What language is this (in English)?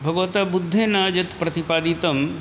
Sanskrit